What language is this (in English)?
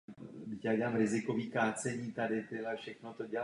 Czech